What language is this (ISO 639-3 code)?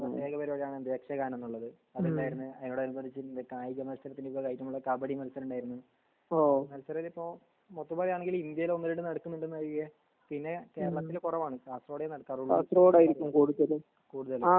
mal